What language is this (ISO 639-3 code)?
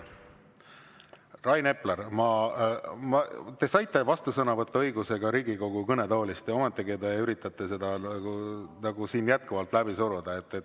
est